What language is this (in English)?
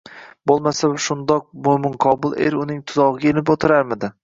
Uzbek